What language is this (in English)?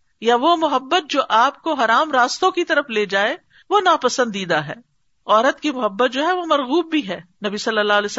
Urdu